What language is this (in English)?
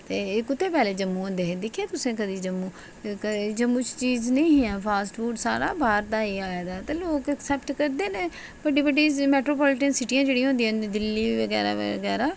Dogri